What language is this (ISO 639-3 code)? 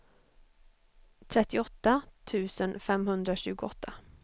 swe